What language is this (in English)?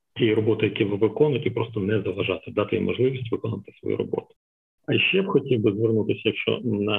Ukrainian